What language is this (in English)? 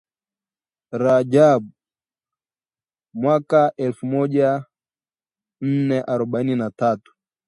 Swahili